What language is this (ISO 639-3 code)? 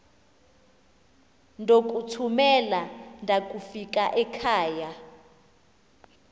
xho